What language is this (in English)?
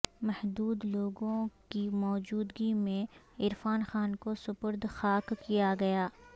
Urdu